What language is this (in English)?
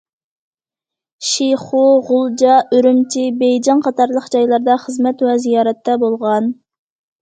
Uyghur